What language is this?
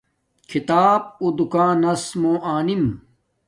Domaaki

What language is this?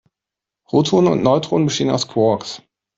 German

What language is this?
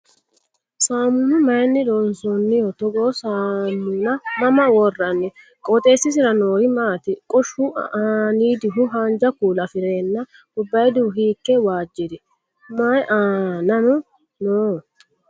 Sidamo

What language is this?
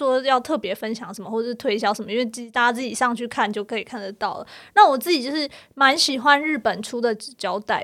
Chinese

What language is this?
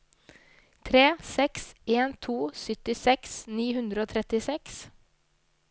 Norwegian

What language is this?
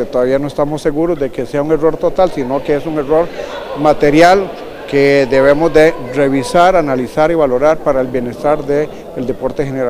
Spanish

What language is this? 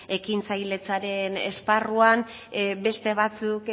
Basque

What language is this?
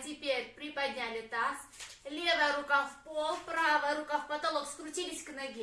Russian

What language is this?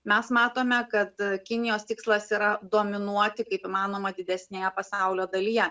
Lithuanian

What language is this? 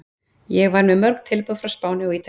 Icelandic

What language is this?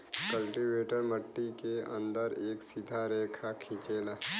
Bhojpuri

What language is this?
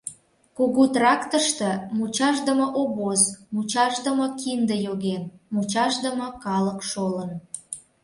Mari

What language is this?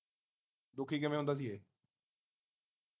Punjabi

